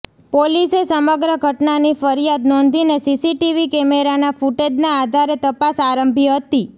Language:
Gujarati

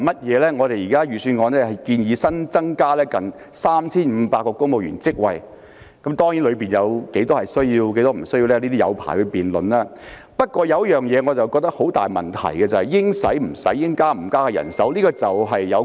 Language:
Cantonese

